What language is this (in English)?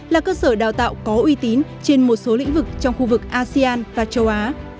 Vietnamese